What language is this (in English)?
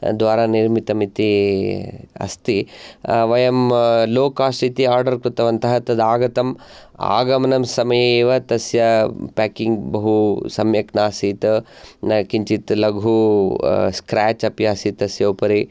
Sanskrit